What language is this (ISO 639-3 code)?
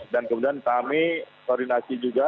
ind